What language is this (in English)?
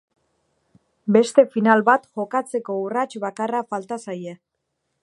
Basque